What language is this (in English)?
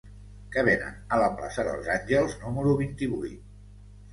Catalan